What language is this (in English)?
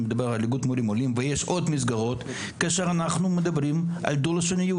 Hebrew